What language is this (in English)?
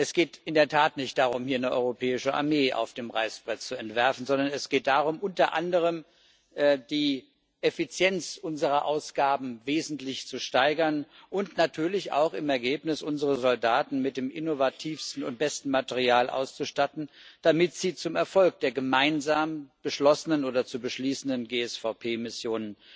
German